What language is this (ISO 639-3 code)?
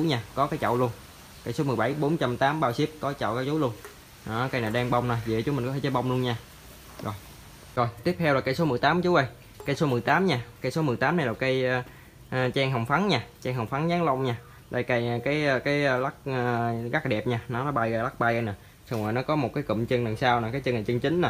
vie